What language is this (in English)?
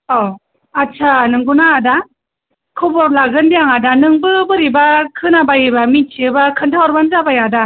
Bodo